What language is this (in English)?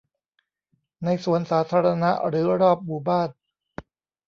Thai